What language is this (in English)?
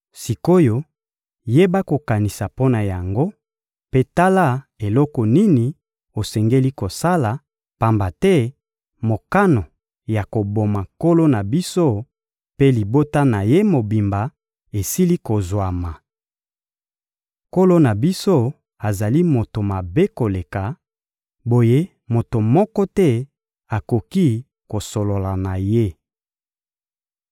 Lingala